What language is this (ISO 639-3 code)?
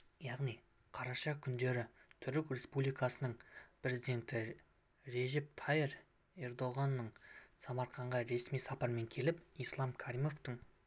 kaz